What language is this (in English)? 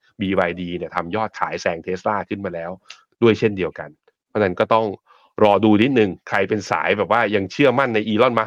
Thai